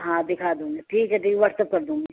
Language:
Urdu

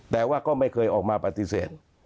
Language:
Thai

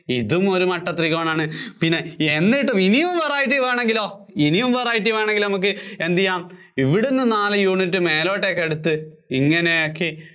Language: Malayalam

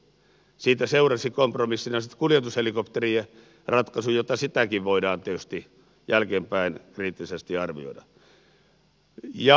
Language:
Finnish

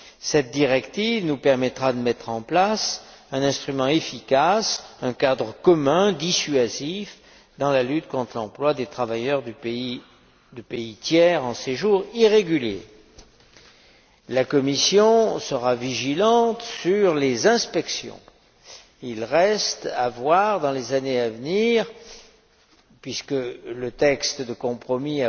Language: French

